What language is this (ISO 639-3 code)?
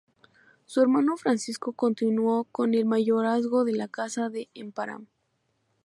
spa